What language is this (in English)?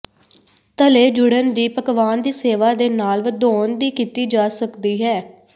Punjabi